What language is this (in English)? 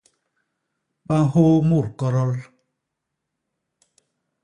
Basaa